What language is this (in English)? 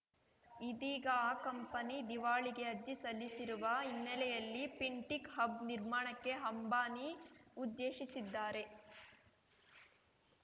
Kannada